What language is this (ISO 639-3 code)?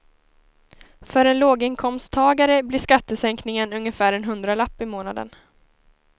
swe